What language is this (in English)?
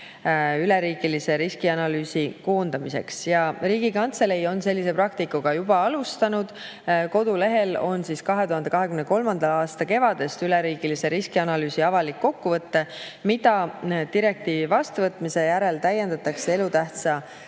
Estonian